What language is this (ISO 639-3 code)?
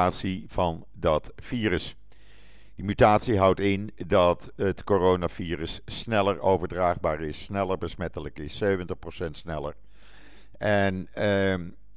nld